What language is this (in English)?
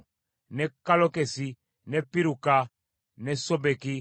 Ganda